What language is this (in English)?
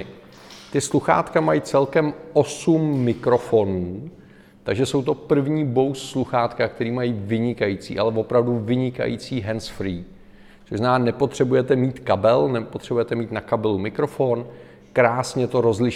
Czech